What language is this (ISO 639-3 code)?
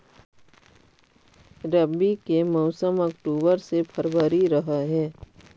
mag